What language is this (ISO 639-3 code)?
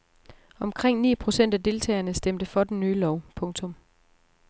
dan